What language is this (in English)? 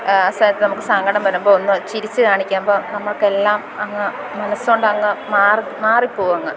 Malayalam